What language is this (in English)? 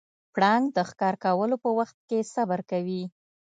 Pashto